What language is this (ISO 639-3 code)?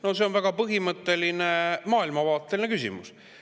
est